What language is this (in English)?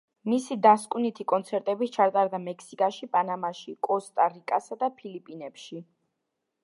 Georgian